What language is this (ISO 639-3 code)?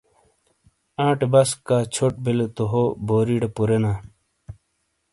scl